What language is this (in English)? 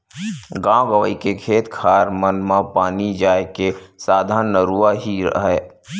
Chhattisgarhi